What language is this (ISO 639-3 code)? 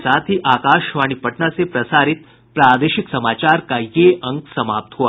hin